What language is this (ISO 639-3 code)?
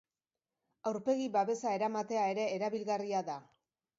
eus